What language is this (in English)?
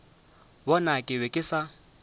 Northern Sotho